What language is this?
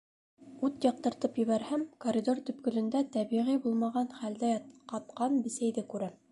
Bashkir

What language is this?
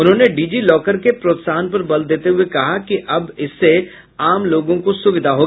Hindi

